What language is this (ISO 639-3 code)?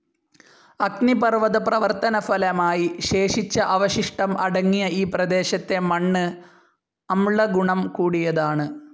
mal